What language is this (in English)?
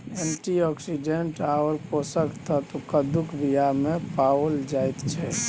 Maithili